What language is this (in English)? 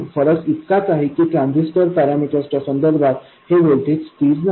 Marathi